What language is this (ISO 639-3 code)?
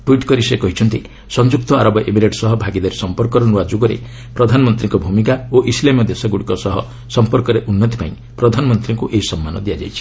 ori